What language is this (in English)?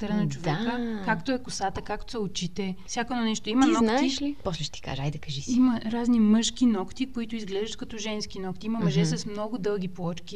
Bulgarian